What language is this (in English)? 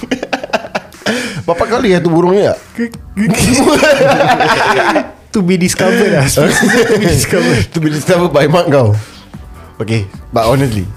Malay